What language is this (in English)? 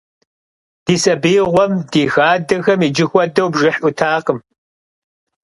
Kabardian